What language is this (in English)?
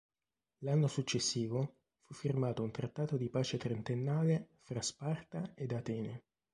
Italian